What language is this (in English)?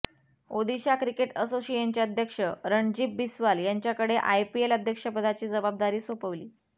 Marathi